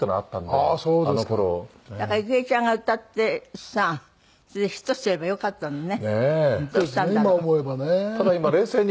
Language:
Japanese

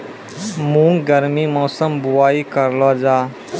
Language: Maithili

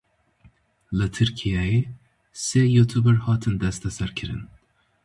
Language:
Kurdish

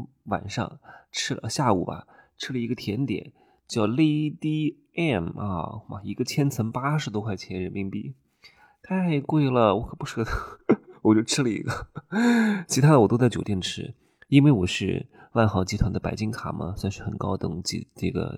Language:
Chinese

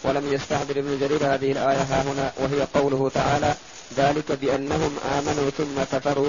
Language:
Arabic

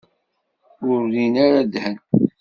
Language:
Kabyle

